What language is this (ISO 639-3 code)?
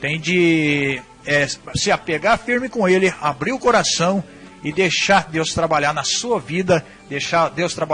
por